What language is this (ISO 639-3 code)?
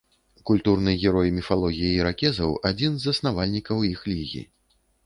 bel